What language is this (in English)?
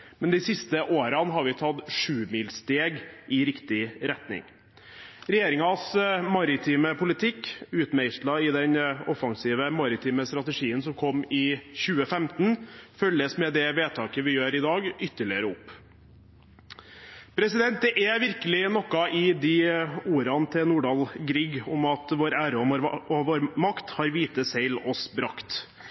Norwegian Bokmål